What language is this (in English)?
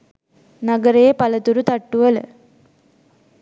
Sinhala